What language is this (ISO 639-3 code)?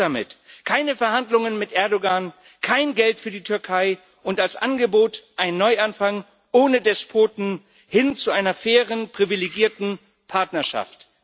deu